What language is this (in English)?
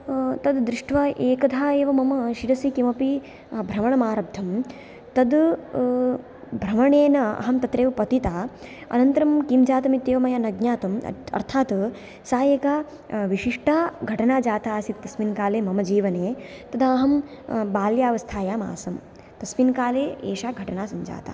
Sanskrit